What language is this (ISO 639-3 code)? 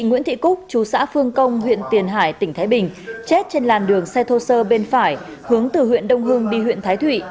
vie